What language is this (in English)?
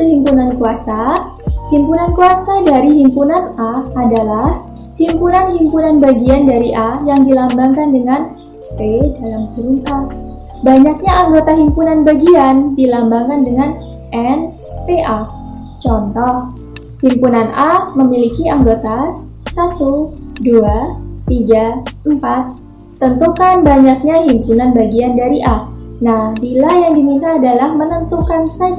Indonesian